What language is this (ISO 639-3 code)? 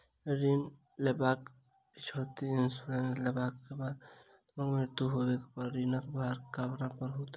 mai